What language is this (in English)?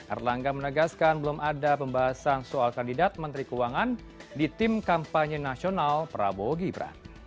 Indonesian